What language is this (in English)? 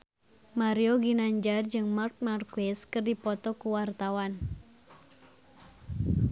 Sundanese